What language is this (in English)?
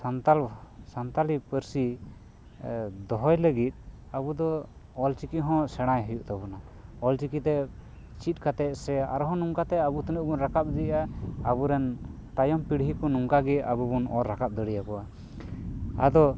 Santali